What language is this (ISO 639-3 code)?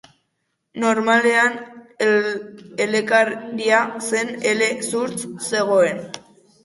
eus